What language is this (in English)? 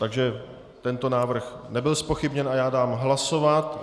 Czech